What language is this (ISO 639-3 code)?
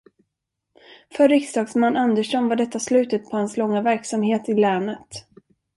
swe